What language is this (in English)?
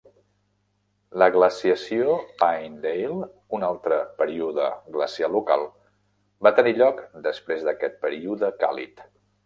Catalan